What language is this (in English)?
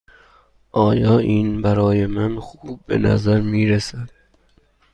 Persian